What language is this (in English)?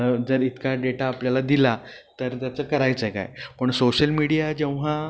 Marathi